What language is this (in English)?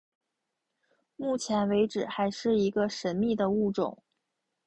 Chinese